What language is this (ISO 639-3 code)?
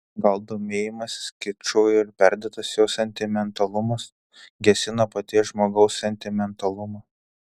lit